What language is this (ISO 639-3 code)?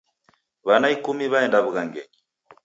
dav